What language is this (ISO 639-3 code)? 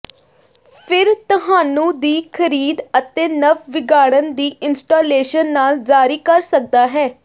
pan